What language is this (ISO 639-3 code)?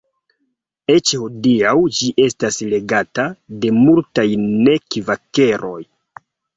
epo